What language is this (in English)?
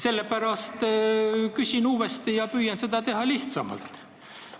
Estonian